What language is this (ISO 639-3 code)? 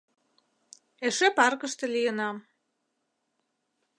chm